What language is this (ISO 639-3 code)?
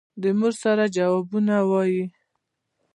pus